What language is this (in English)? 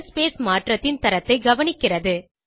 Tamil